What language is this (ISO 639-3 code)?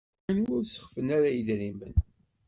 kab